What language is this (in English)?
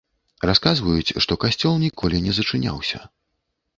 Belarusian